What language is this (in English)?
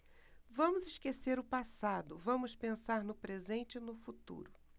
Portuguese